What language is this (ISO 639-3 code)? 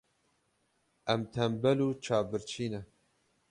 kur